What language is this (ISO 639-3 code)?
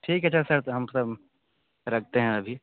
hin